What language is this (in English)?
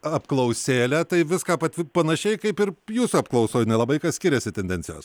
Lithuanian